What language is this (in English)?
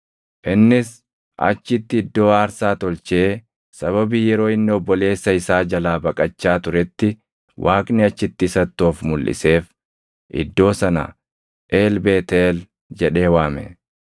Oromo